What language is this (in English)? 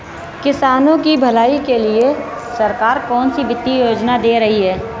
Hindi